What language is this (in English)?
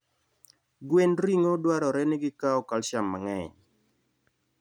Luo (Kenya and Tanzania)